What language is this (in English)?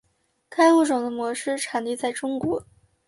Chinese